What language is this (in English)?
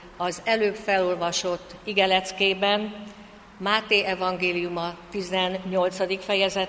Hungarian